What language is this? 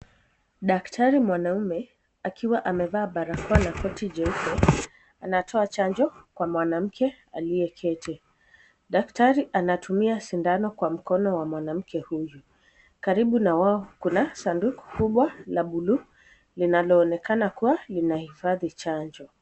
Swahili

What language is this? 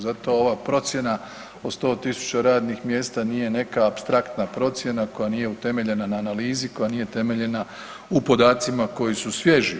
Croatian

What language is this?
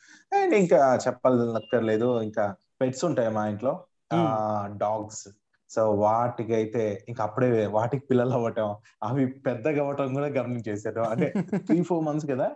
Telugu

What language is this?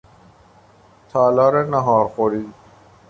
Persian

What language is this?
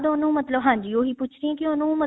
Punjabi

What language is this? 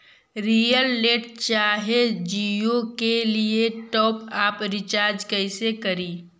Magahi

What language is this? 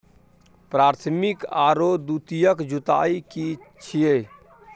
Maithili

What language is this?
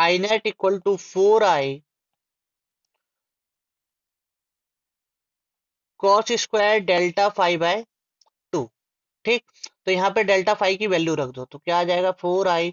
Hindi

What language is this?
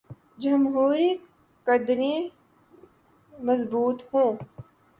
Urdu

